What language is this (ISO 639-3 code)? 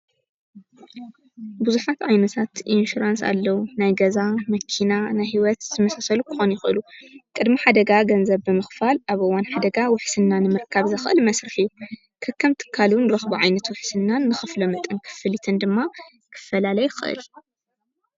tir